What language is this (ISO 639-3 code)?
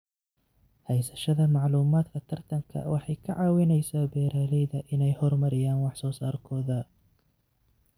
som